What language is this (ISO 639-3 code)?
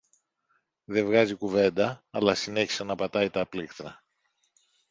ell